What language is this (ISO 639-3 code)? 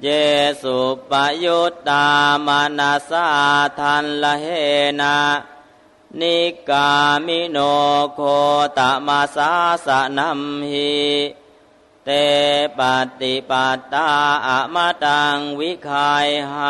tha